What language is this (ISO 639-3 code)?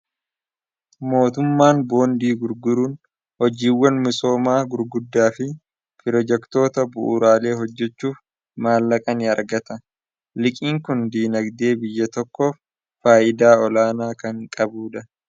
orm